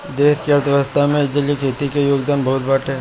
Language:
Bhojpuri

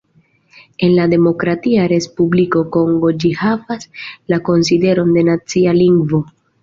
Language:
Esperanto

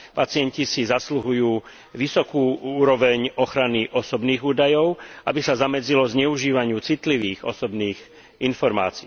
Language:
Slovak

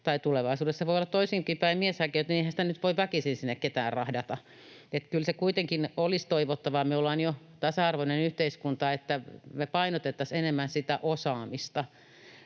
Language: Finnish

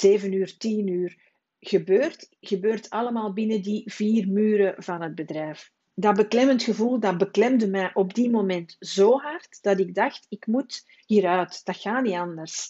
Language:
Dutch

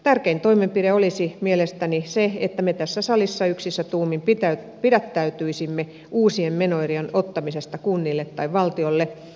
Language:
Finnish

